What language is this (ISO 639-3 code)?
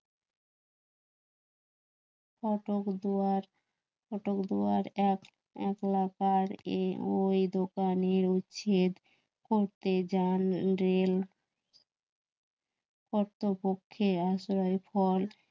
ben